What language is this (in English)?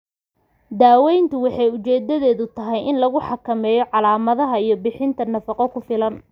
Somali